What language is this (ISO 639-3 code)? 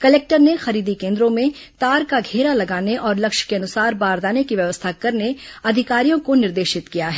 hin